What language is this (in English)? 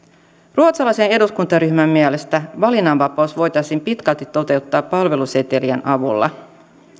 Finnish